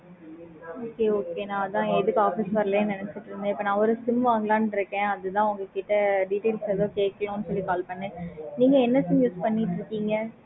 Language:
Tamil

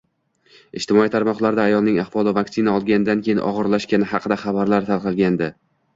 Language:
Uzbek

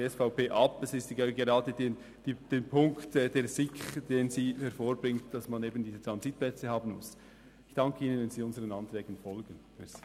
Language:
Swiss German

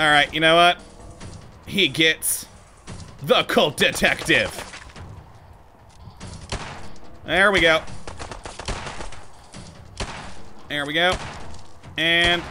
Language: English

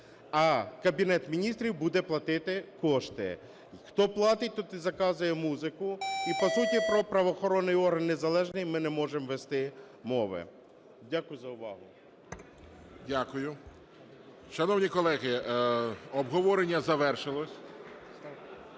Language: Ukrainian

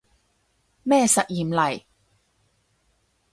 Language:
Cantonese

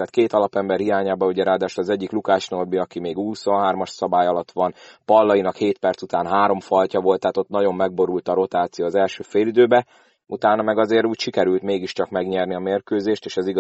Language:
Hungarian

